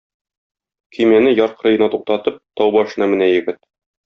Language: Tatar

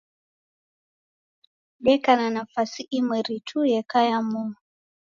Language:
Taita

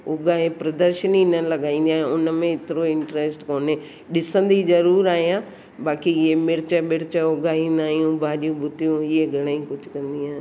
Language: Sindhi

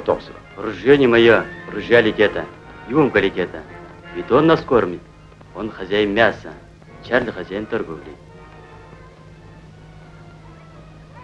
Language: Russian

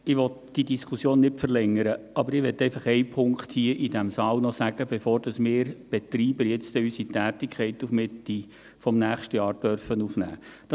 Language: Swiss German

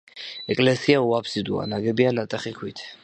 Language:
Georgian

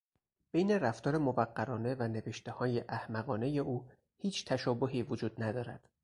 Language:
Persian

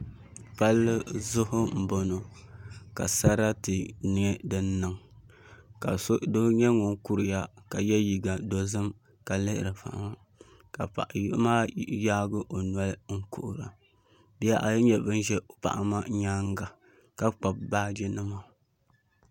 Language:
Dagbani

